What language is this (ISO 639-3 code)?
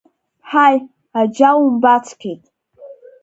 abk